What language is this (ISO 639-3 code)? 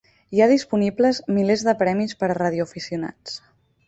cat